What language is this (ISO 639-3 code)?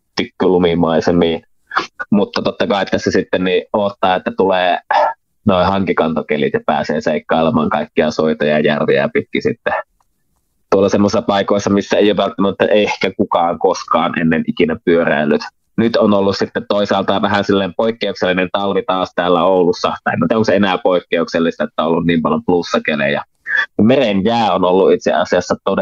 fin